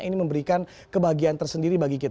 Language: Indonesian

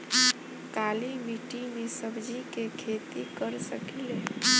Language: Bhojpuri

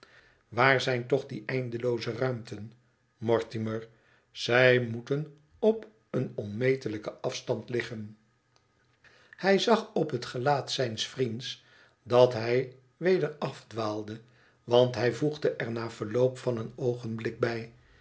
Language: Dutch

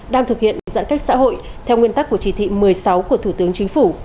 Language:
Vietnamese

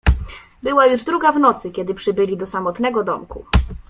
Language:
Polish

